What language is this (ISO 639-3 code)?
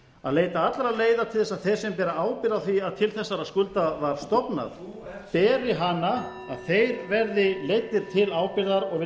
isl